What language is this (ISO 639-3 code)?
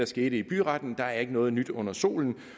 dan